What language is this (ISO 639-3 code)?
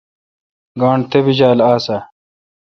xka